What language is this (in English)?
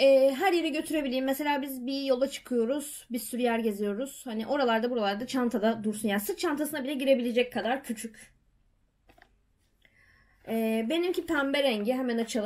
Turkish